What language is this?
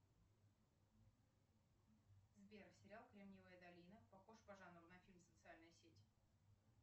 Russian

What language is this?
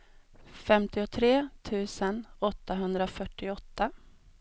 Swedish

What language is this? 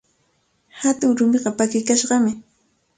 Cajatambo North Lima Quechua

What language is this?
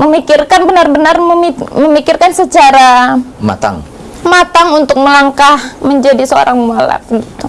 Indonesian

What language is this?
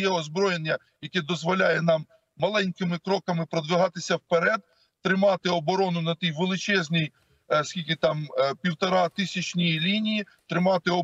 Ukrainian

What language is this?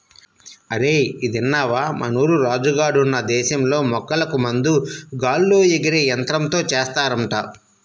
Telugu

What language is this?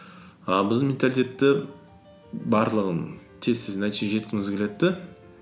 Kazakh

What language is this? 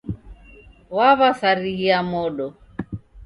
Taita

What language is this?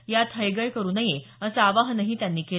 Marathi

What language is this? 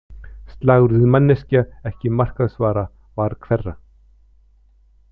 Icelandic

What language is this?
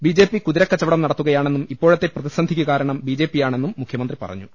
Malayalam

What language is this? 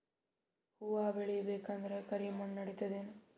Kannada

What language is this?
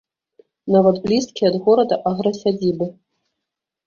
Belarusian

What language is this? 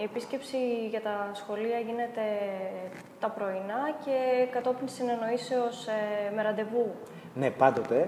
Greek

